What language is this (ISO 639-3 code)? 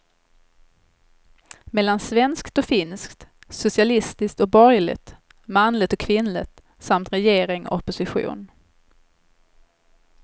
swe